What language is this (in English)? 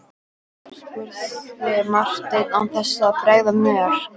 Icelandic